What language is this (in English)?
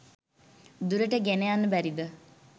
Sinhala